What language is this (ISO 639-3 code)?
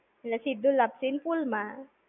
guj